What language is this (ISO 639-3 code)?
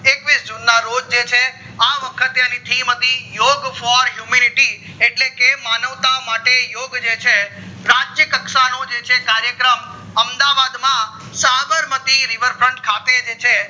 guj